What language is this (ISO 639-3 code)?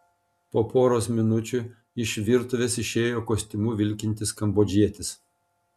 lit